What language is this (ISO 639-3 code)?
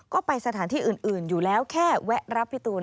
tha